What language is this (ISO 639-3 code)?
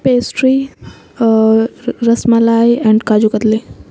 urd